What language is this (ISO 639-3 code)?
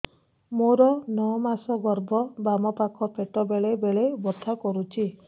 ori